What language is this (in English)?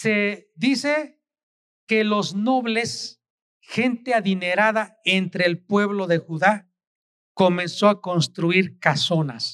Spanish